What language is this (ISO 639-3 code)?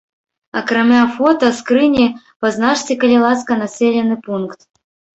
bel